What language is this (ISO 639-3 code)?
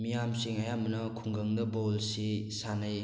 mni